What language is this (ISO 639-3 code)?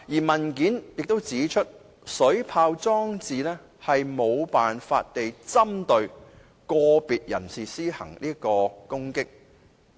yue